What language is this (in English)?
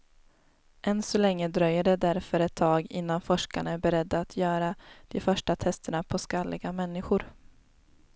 Swedish